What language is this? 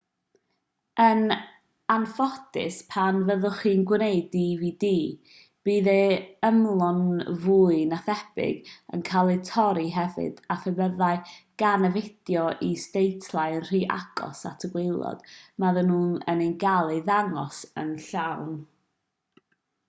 Welsh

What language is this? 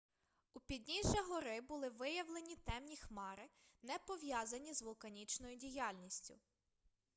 Ukrainian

